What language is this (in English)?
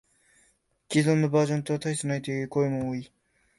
Japanese